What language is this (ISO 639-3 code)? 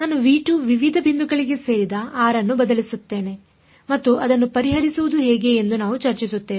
kan